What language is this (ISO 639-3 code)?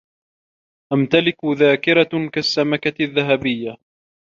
ara